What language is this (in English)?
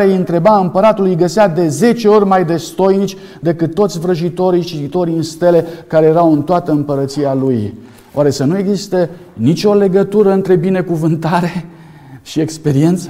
Romanian